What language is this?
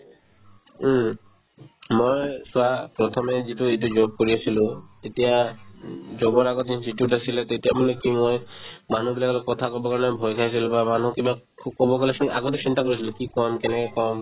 Assamese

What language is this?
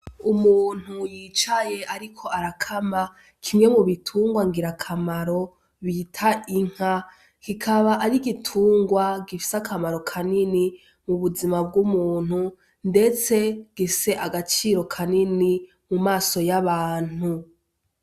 Rundi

